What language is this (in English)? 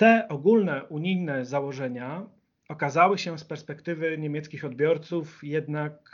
Polish